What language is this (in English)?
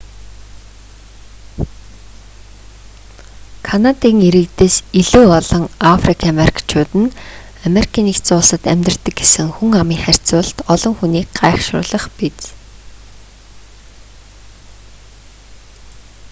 Mongolian